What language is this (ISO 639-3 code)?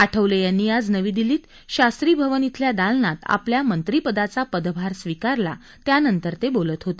mar